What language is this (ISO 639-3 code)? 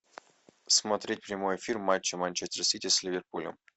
rus